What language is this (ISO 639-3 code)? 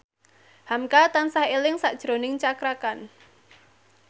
jav